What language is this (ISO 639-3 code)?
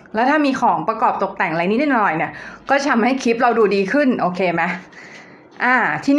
tha